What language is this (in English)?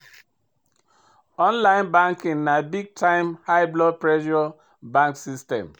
Nigerian Pidgin